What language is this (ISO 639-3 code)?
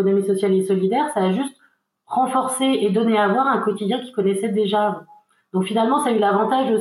fra